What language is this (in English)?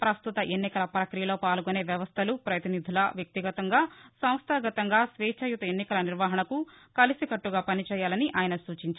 Telugu